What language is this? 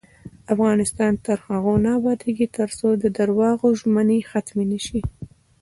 Pashto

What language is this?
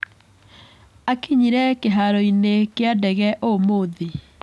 Kikuyu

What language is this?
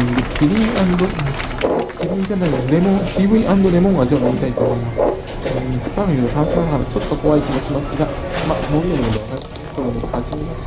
Japanese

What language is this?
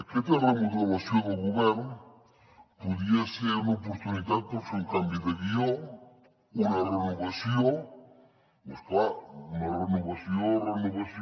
Catalan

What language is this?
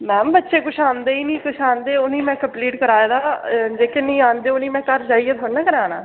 Dogri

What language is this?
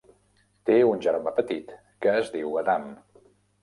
Catalan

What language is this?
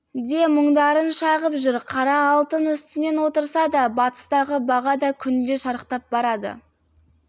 Kazakh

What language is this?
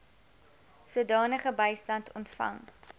Afrikaans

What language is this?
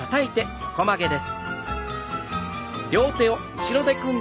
Japanese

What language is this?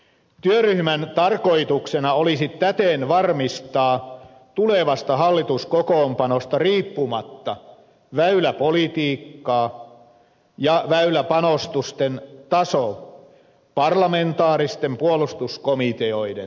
Finnish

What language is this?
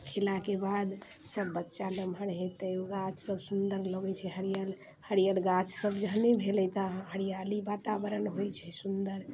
Maithili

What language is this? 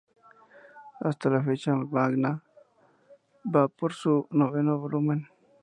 Spanish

